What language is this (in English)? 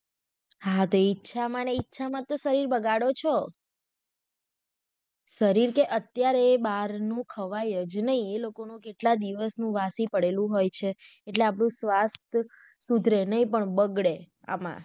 Gujarati